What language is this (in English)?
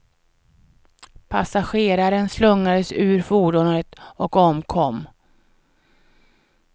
Swedish